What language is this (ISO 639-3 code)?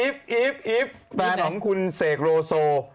tha